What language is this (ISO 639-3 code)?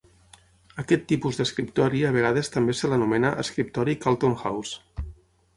cat